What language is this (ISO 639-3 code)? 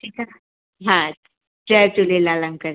snd